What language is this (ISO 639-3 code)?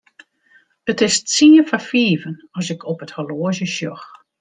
fry